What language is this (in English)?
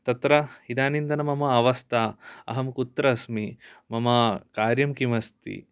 Sanskrit